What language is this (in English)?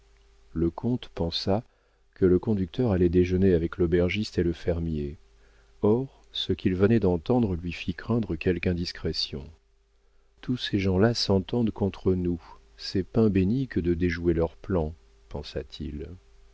French